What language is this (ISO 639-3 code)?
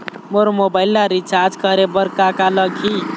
hne